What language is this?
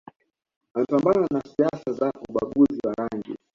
Swahili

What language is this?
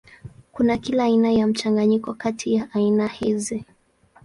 Swahili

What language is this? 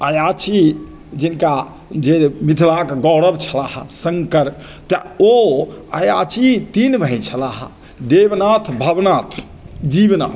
Maithili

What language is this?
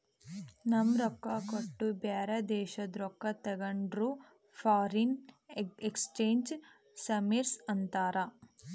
Kannada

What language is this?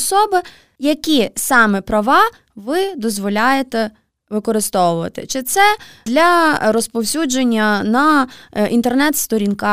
Ukrainian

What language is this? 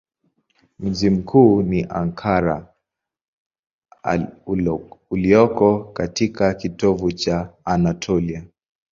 Swahili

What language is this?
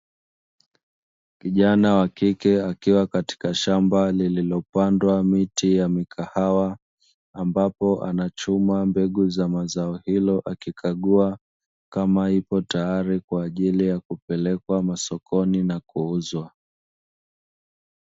Swahili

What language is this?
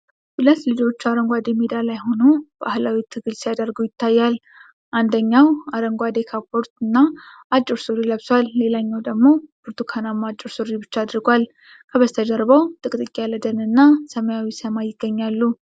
Amharic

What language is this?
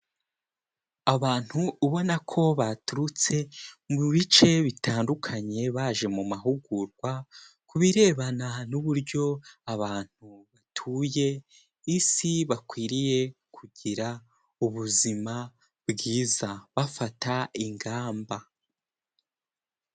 Kinyarwanda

